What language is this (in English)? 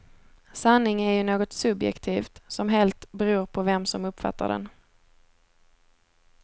Swedish